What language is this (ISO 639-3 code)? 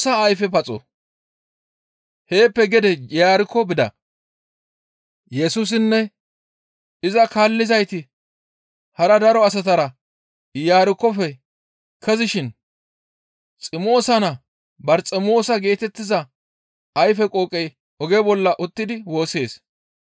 gmv